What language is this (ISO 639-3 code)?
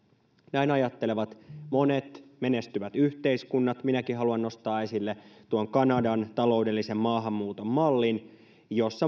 fin